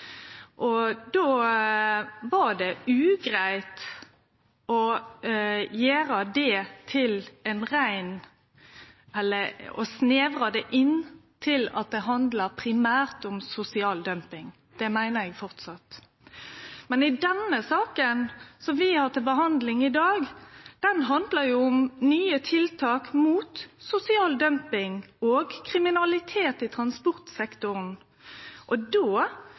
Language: Norwegian Nynorsk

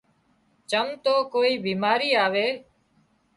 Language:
Wadiyara Koli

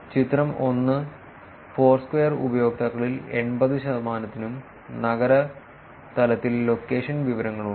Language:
Malayalam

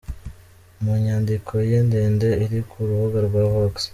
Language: Kinyarwanda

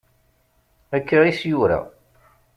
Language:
Kabyle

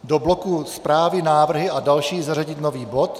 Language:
Czech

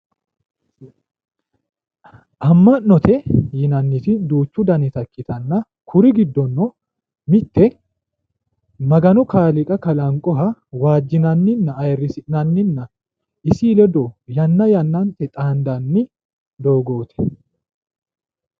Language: Sidamo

